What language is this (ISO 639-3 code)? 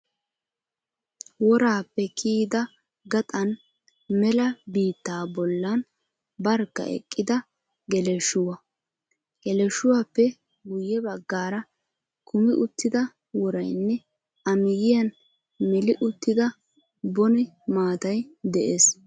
wal